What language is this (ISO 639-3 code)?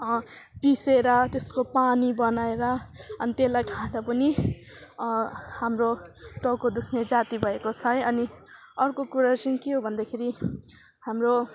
nep